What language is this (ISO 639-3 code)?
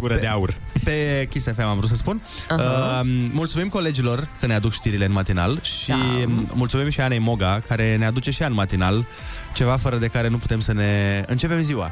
ron